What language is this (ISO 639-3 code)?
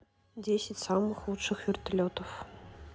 rus